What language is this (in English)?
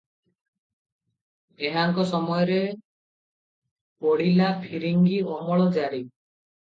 Odia